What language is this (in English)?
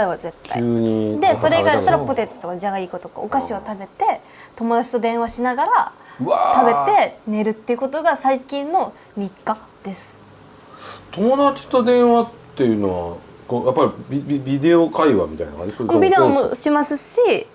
Japanese